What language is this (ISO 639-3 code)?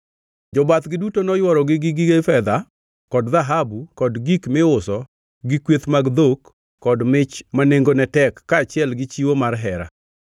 luo